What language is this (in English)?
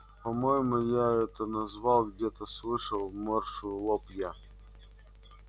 Russian